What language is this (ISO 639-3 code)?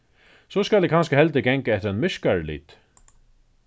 fao